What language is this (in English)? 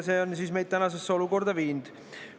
Estonian